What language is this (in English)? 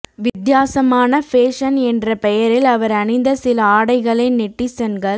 Tamil